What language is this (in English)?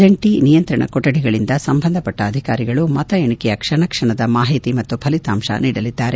Kannada